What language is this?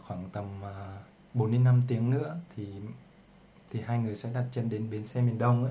Vietnamese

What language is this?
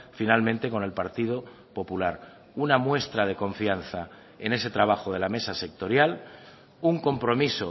Spanish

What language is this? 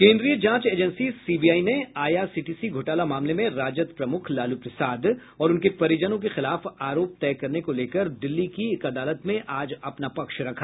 Hindi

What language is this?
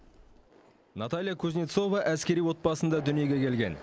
Kazakh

